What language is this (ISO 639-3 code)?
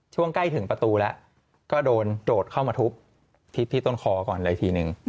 tha